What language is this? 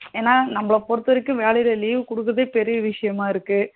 Tamil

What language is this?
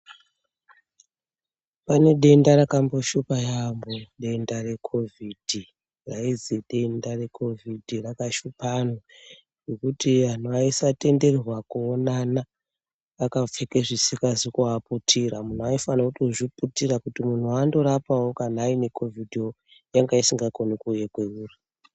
Ndau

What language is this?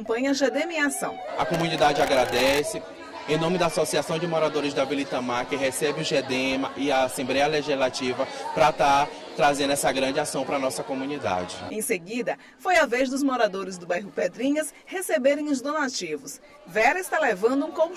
Portuguese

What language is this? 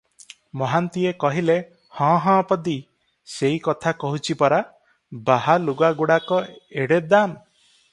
Odia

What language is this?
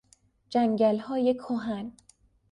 Persian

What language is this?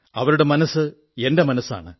Malayalam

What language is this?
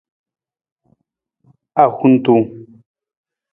Nawdm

